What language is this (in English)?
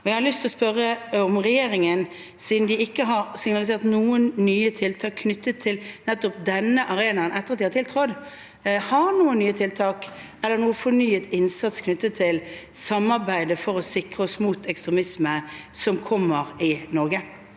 Norwegian